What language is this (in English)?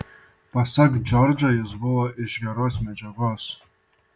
Lithuanian